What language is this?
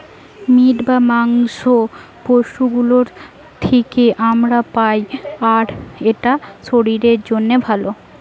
Bangla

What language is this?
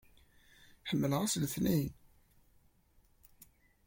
Kabyle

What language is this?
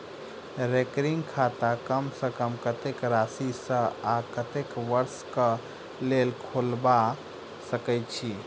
Maithili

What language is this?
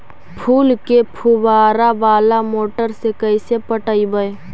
Magahi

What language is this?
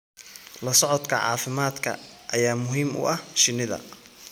Somali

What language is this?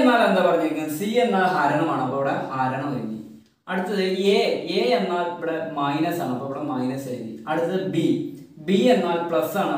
Turkish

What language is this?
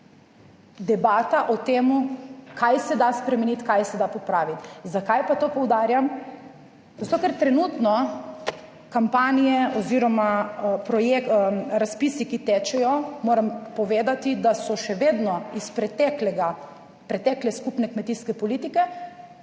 Slovenian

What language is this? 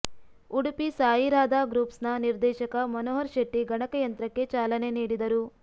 Kannada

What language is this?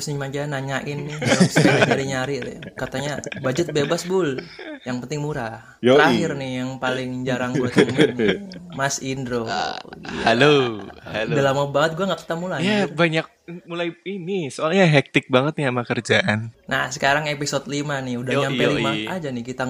Indonesian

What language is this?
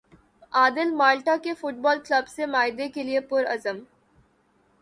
Urdu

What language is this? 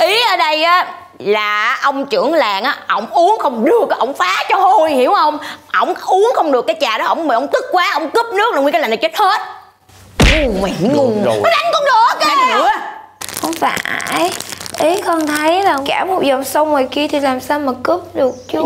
Vietnamese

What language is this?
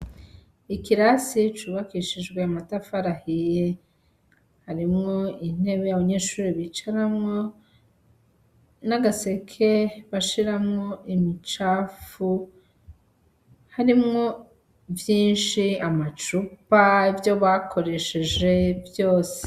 Rundi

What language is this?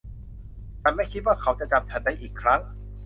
Thai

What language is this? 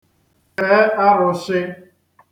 Igbo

